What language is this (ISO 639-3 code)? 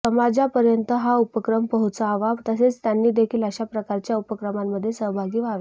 mar